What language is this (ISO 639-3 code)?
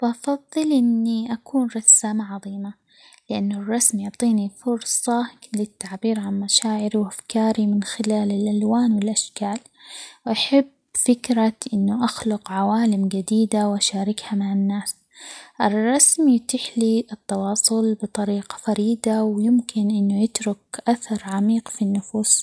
acx